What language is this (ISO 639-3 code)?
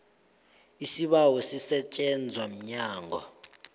nbl